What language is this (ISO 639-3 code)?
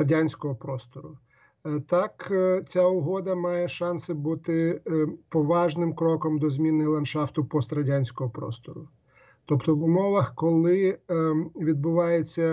ukr